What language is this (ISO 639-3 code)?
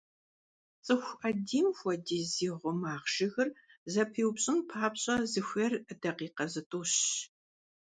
kbd